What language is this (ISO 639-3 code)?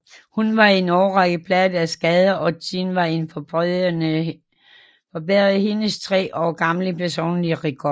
dan